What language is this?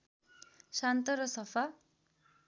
Nepali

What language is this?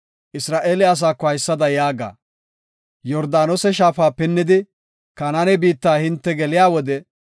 Gofa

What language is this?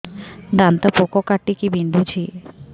Odia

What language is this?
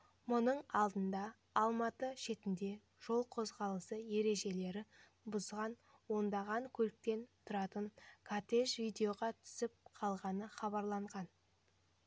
Kazakh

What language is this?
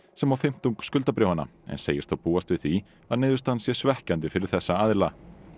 Icelandic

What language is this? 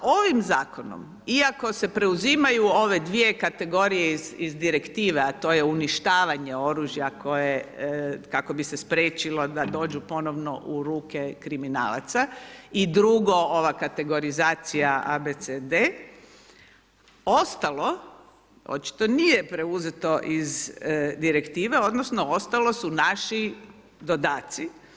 Croatian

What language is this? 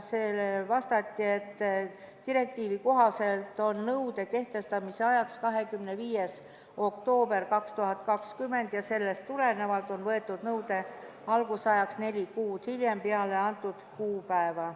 Estonian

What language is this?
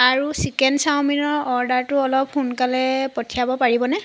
Assamese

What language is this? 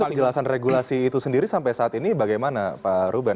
Indonesian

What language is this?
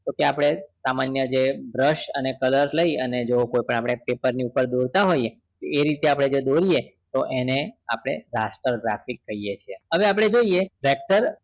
Gujarati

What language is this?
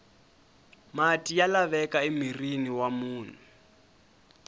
Tsonga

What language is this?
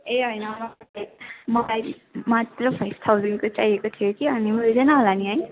Nepali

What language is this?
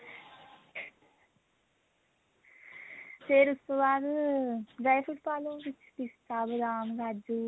Punjabi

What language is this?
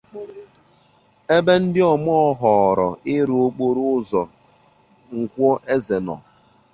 Igbo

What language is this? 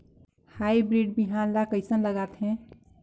Chhattisgarhi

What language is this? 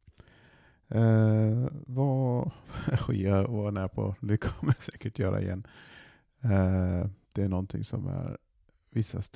Swedish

